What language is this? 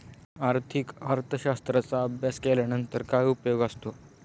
Marathi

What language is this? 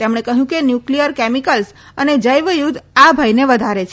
Gujarati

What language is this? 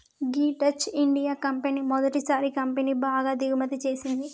Telugu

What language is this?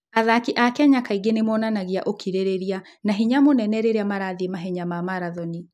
Kikuyu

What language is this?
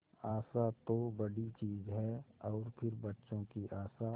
Hindi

